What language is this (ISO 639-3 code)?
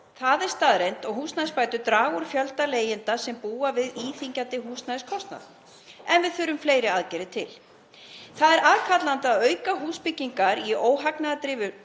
isl